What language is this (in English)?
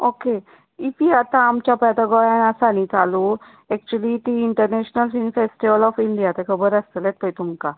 Konkani